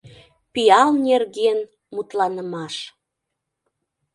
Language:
Mari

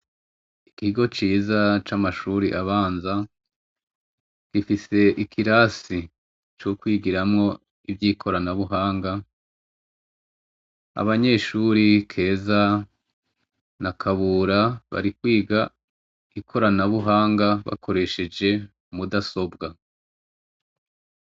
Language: Rundi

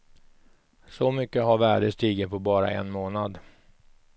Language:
Swedish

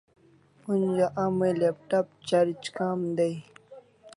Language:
Kalasha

